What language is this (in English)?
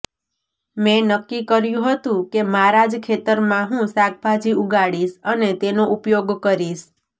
Gujarati